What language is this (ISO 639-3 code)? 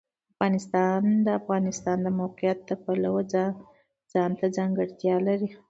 pus